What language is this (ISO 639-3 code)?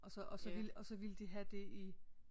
dan